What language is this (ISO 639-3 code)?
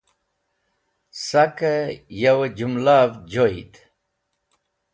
wbl